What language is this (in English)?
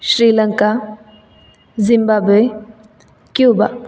Sanskrit